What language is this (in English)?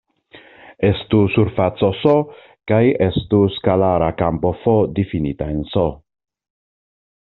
Esperanto